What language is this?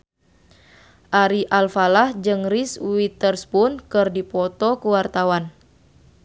Sundanese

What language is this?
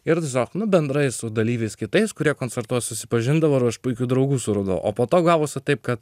Lithuanian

